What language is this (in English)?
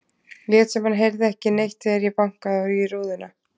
Icelandic